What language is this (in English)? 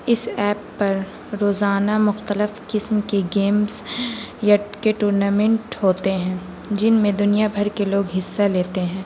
Urdu